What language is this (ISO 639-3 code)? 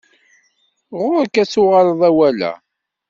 kab